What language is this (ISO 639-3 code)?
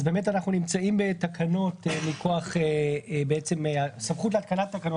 heb